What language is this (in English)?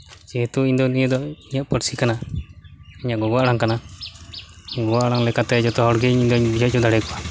Santali